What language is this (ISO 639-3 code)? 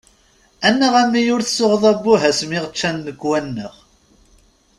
kab